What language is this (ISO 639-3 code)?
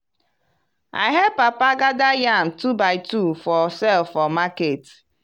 pcm